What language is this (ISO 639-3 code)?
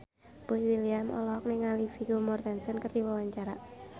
sun